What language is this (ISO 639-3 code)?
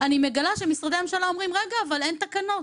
heb